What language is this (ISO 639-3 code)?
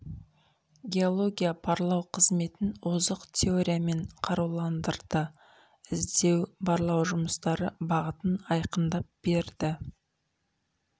kaz